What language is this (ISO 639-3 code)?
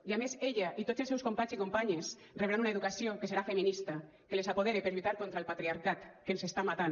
cat